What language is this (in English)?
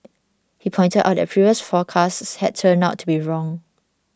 English